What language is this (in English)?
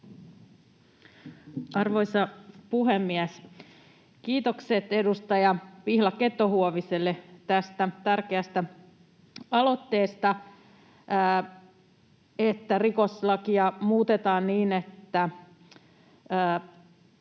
Finnish